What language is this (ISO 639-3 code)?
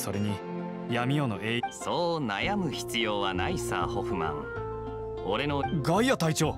jpn